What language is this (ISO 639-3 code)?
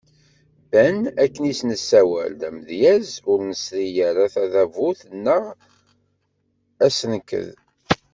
kab